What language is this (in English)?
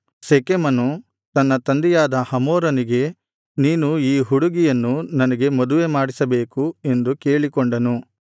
Kannada